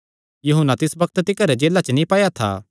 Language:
Kangri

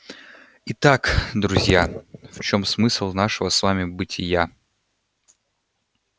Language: Russian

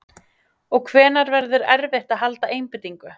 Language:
Icelandic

